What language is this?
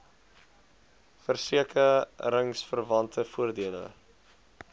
Afrikaans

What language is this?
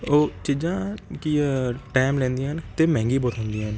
Punjabi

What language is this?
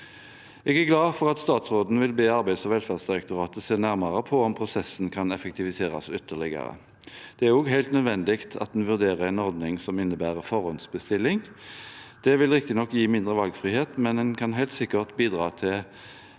Norwegian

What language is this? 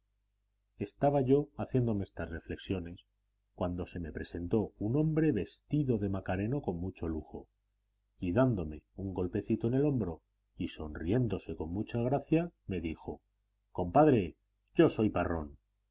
Spanish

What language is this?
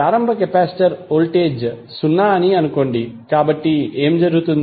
Telugu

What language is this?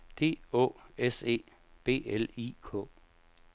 Danish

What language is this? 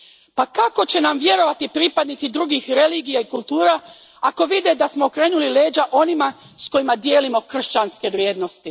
Croatian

